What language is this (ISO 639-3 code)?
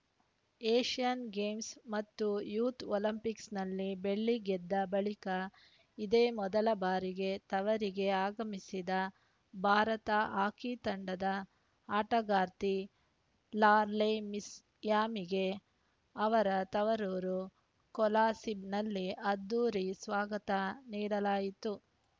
kan